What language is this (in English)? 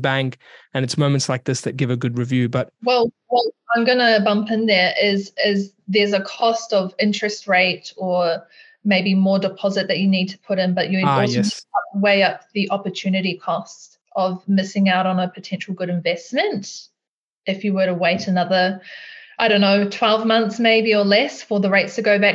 English